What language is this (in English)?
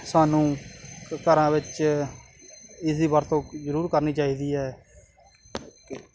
Punjabi